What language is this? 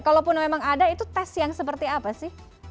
Indonesian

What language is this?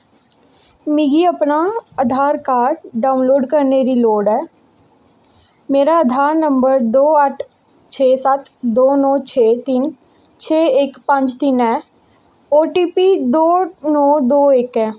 Dogri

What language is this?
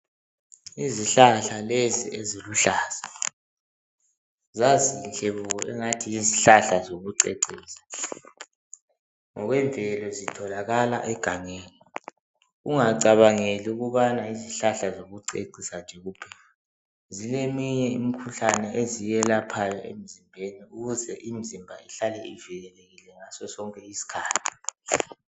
North Ndebele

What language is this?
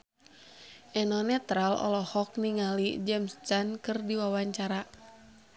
Sundanese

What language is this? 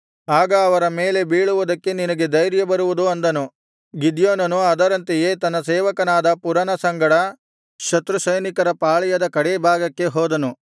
Kannada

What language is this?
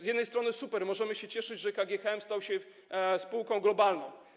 Polish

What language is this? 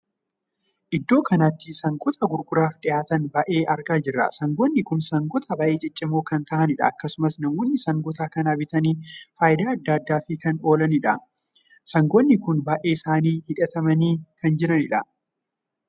Oromo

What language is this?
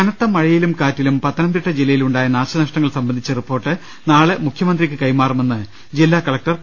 Malayalam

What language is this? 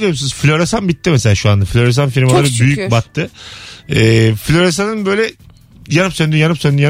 Turkish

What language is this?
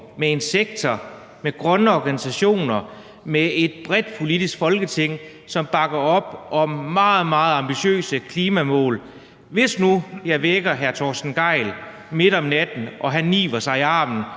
Danish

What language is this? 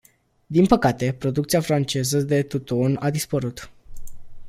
Romanian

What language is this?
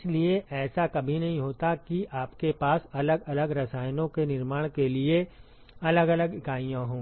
Hindi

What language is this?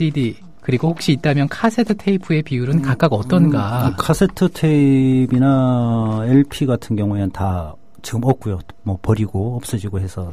Korean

